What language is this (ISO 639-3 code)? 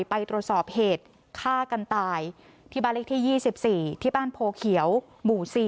tha